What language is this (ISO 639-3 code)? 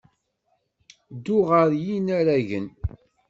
kab